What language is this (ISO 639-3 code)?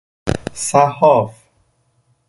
fas